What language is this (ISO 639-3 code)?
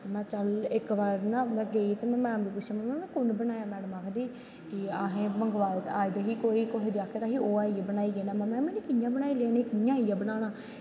doi